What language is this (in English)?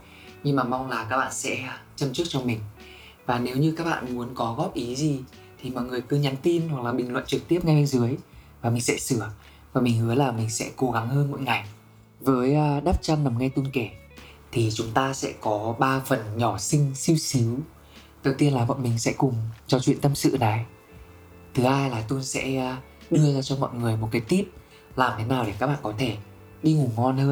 Vietnamese